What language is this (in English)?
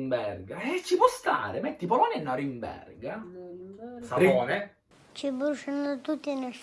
Italian